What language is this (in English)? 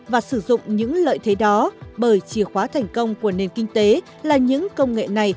Vietnamese